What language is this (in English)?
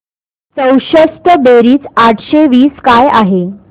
Marathi